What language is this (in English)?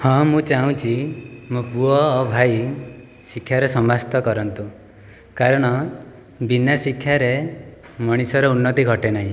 Odia